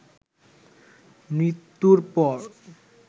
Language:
Bangla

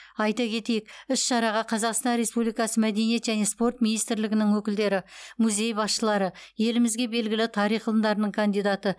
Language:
Kazakh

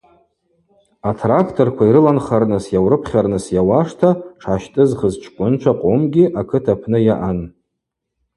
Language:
Abaza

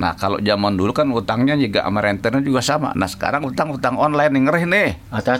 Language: Indonesian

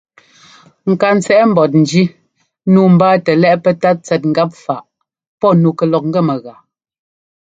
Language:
Ngomba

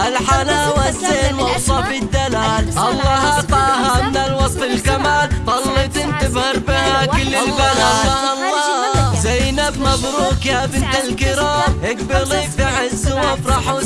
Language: Arabic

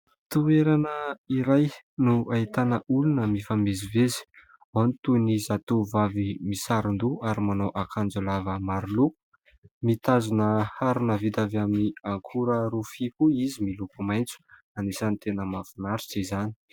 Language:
Malagasy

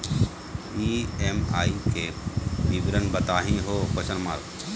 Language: Magahi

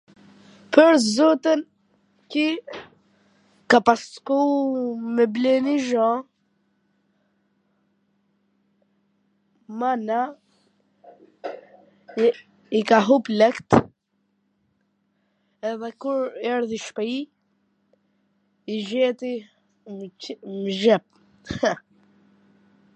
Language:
Gheg Albanian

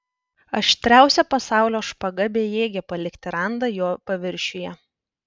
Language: Lithuanian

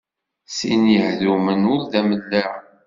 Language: Kabyle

